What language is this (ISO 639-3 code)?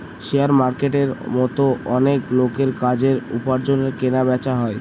ben